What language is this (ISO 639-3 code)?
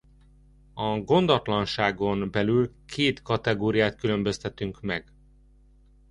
hun